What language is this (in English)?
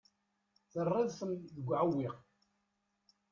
Kabyle